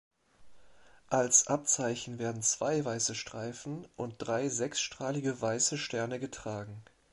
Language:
German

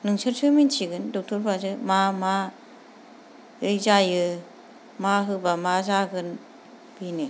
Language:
Bodo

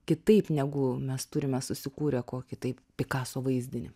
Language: Lithuanian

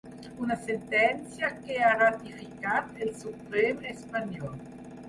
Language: Catalan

